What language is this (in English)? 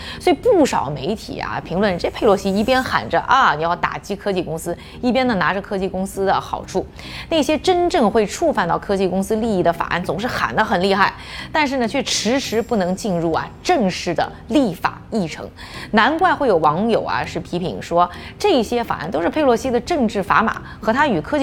Chinese